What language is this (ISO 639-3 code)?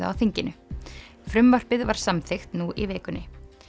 isl